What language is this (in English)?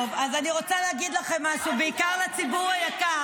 Hebrew